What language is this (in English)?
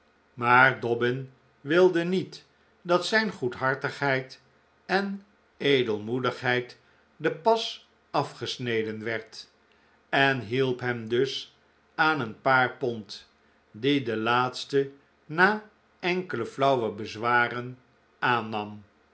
Dutch